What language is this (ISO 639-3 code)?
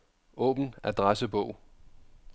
dan